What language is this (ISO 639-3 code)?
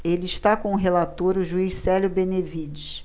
por